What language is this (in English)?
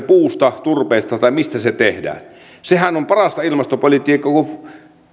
Finnish